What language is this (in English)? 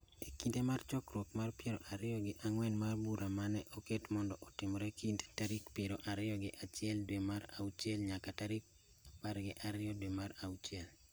Luo (Kenya and Tanzania)